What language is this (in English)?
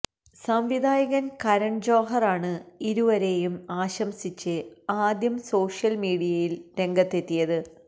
Malayalam